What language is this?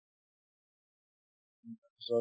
Assamese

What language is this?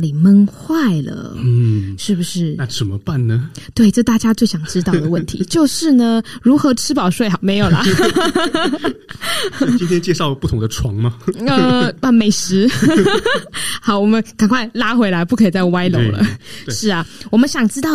Chinese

